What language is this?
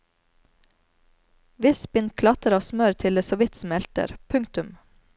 Norwegian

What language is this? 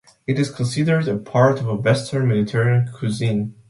English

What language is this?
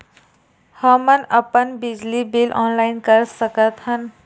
Chhattisgarhi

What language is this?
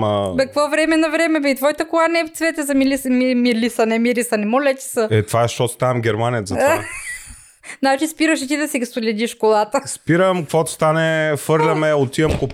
Bulgarian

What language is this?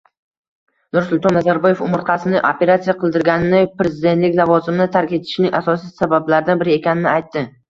Uzbek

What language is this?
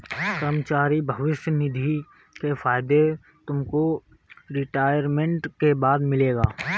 Hindi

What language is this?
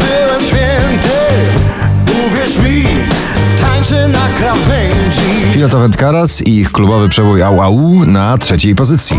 Polish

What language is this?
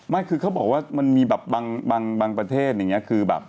Thai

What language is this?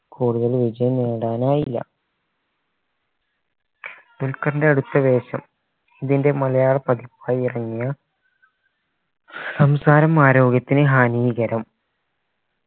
Malayalam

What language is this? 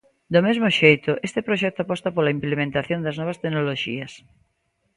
Galician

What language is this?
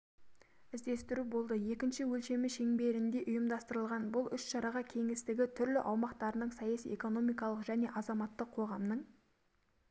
Kazakh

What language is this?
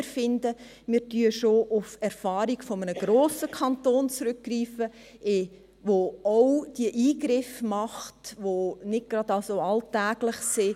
Swiss German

